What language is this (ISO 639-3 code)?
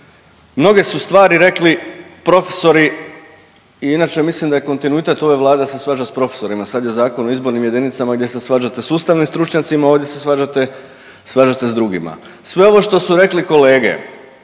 hrv